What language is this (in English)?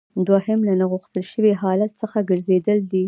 Pashto